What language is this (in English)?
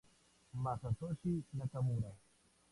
Spanish